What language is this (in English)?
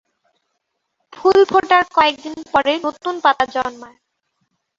Bangla